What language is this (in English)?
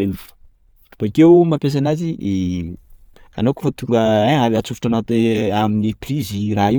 Sakalava Malagasy